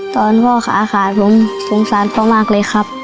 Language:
Thai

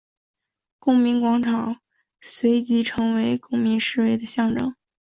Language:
Chinese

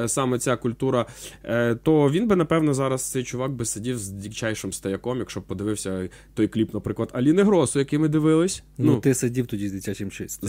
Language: Ukrainian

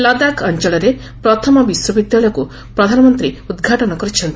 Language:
Odia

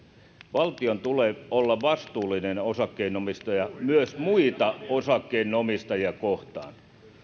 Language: Finnish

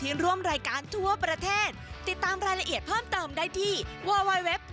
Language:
Thai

